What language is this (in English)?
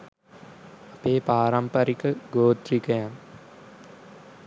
Sinhala